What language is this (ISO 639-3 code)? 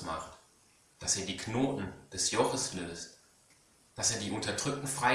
deu